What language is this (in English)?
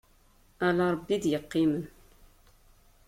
Kabyle